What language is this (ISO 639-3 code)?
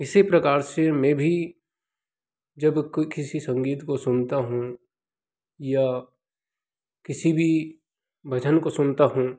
hin